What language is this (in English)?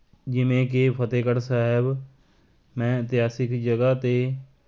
Punjabi